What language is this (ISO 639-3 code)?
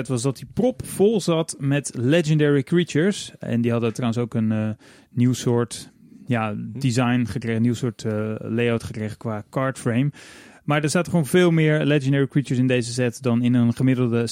nld